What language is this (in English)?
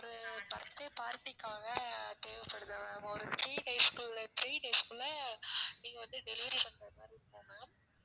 Tamil